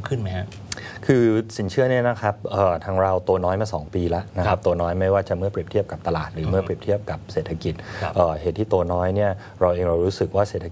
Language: Thai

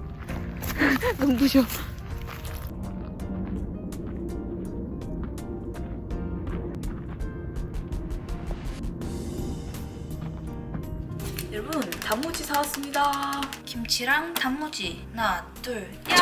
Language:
Korean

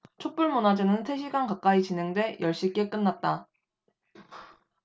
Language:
Korean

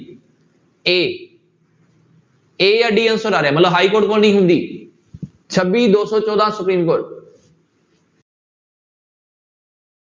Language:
Punjabi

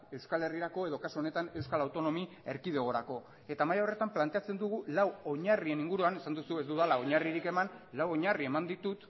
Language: Basque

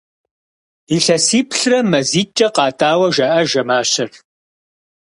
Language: Kabardian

